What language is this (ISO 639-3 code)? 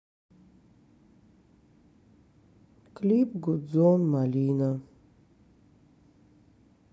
rus